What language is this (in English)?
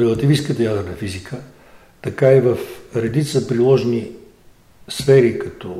Bulgarian